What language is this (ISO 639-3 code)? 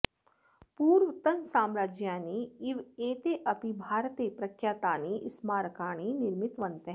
san